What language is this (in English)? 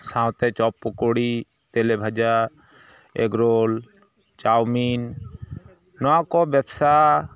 Santali